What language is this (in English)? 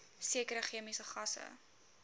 Afrikaans